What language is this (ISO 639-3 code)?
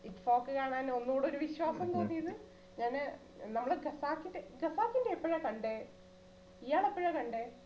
mal